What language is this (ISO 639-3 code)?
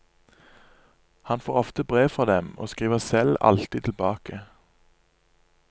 nor